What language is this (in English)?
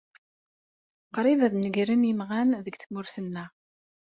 Kabyle